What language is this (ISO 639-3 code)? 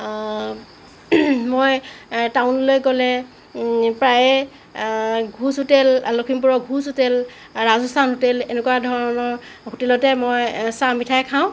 asm